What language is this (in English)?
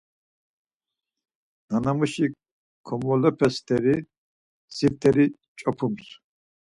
Laz